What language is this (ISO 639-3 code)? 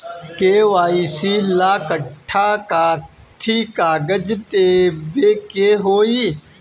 bho